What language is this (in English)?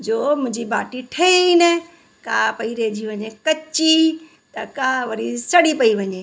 Sindhi